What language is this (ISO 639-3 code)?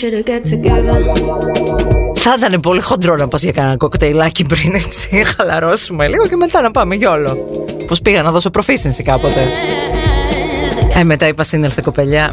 ell